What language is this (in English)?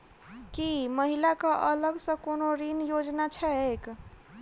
Maithili